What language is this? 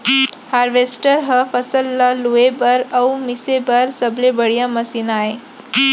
Chhattisgarhi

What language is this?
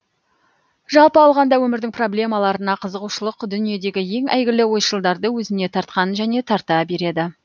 Kazakh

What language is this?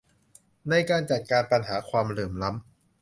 Thai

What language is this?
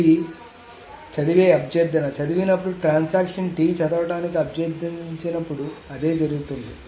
Telugu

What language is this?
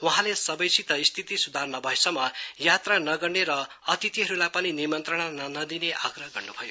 Nepali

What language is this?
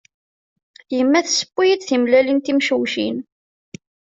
Kabyle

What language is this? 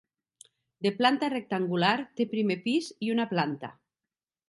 Catalan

